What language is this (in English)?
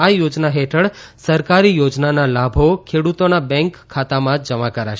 Gujarati